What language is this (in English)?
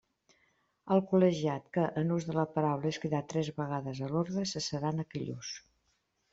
Catalan